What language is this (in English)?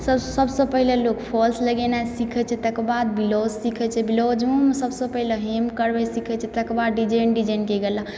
Maithili